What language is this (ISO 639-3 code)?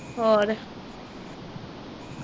pan